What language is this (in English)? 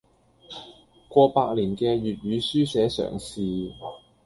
Cantonese